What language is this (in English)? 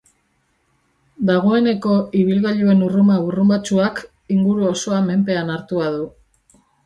Basque